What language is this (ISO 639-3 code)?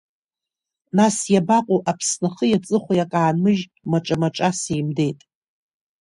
abk